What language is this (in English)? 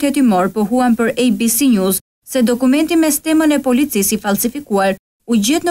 Romanian